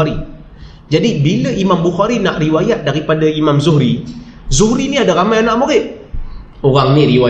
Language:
Malay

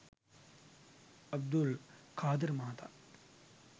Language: Sinhala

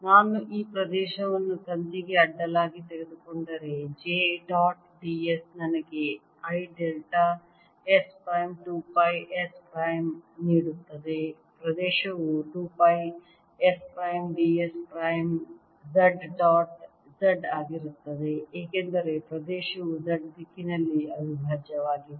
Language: Kannada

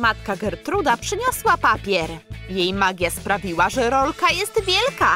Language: Polish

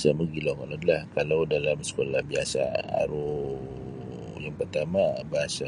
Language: Sabah Bisaya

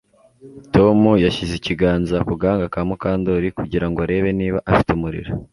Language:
Kinyarwanda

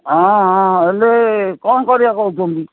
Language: Odia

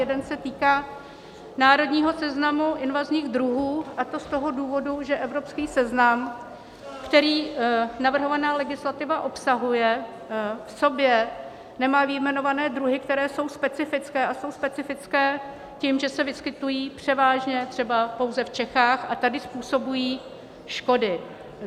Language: Czech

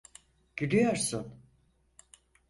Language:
Turkish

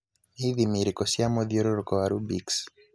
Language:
Kikuyu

